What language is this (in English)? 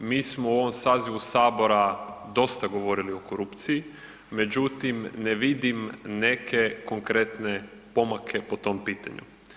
Croatian